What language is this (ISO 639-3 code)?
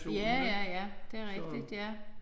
dan